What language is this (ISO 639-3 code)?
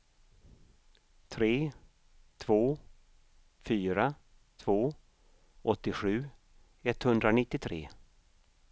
swe